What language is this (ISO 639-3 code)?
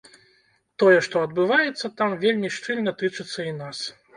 bel